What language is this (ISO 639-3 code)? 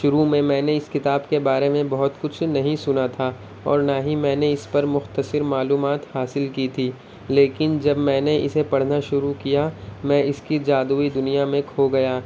urd